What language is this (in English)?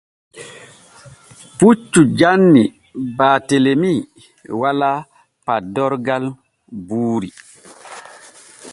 Borgu Fulfulde